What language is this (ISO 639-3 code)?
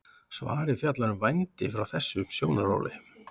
isl